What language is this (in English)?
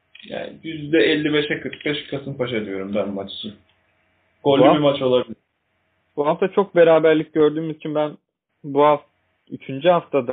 Turkish